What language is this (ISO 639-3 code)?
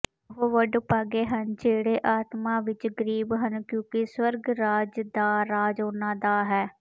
pan